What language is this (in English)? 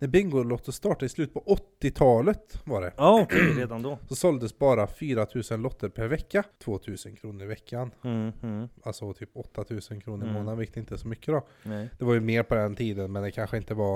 Swedish